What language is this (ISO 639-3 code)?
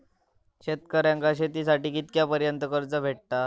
mar